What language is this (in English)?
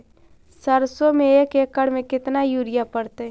Magahi